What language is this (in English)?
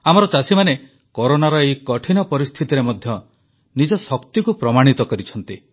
Odia